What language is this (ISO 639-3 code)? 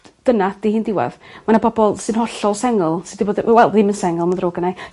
cym